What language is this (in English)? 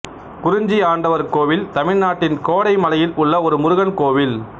Tamil